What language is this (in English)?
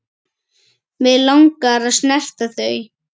Icelandic